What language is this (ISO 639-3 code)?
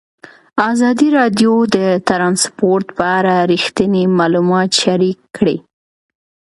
pus